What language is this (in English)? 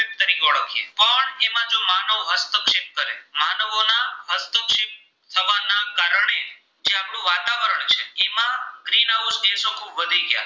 Gujarati